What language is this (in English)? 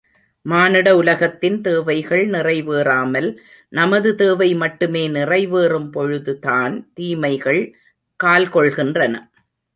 Tamil